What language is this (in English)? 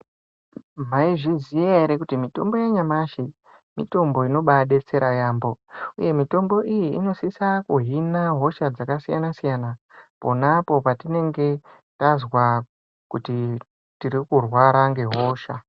Ndau